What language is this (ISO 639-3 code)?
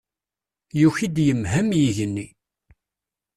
kab